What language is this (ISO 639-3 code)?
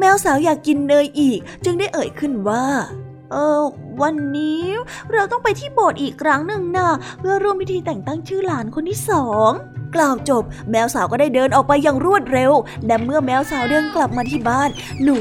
tha